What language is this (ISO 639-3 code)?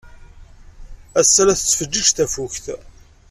kab